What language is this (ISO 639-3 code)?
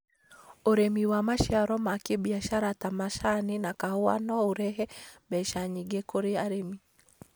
kik